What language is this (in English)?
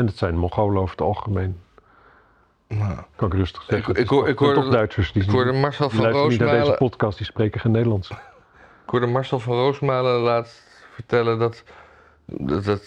Dutch